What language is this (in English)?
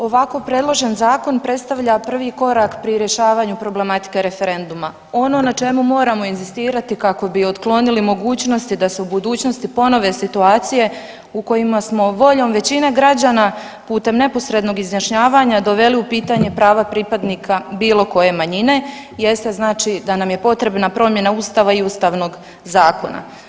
Croatian